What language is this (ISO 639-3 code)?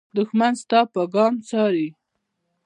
pus